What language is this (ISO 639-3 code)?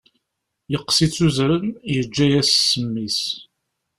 kab